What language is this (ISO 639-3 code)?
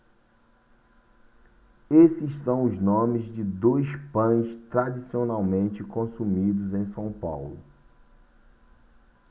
por